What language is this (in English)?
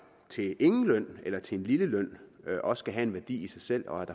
Danish